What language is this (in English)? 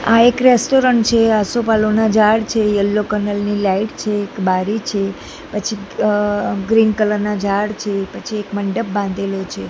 Gujarati